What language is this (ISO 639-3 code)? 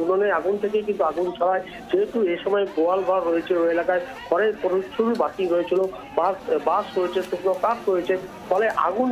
ron